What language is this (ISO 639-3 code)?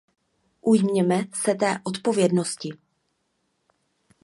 ces